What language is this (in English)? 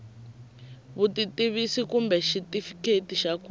Tsonga